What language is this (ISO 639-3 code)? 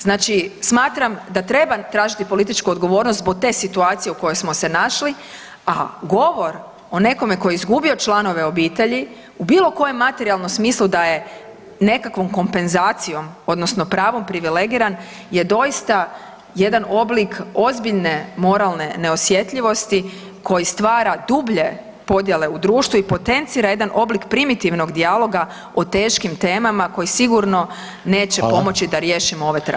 hrv